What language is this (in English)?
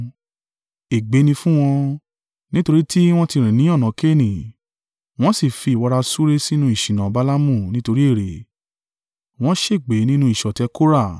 Yoruba